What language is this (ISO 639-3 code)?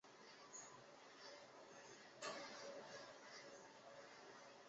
zho